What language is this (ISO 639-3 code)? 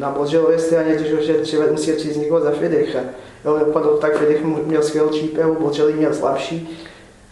ces